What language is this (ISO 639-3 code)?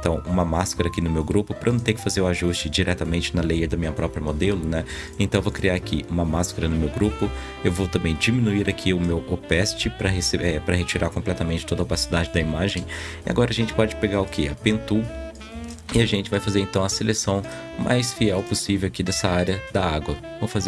por